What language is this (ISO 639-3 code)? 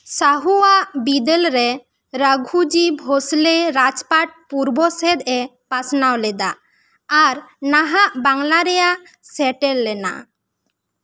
sat